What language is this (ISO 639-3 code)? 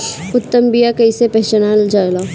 bho